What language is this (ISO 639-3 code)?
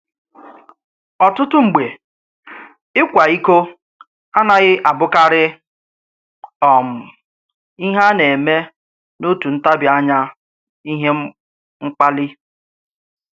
ibo